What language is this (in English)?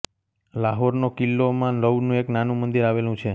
Gujarati